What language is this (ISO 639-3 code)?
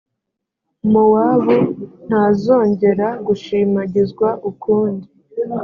kin